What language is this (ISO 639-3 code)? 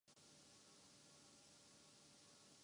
urd